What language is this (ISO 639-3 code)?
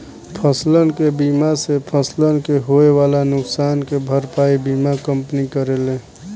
bho